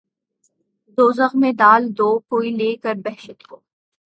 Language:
Urdu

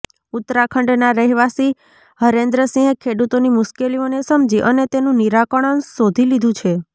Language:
Gujarati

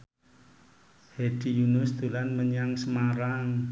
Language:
Javanese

